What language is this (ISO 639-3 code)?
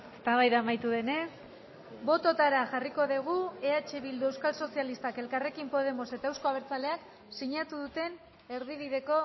eus